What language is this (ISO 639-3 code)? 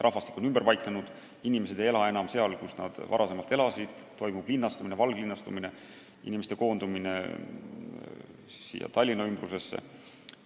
est